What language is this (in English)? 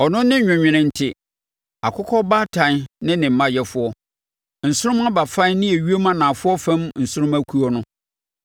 Akan